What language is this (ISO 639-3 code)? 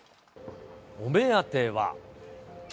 jpn